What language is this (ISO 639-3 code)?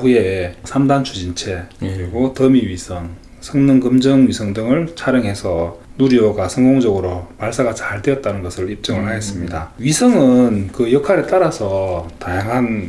kor